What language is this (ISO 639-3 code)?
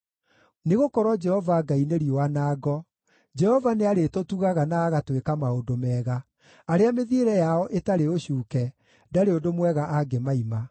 kik